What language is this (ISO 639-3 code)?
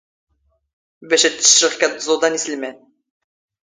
zgh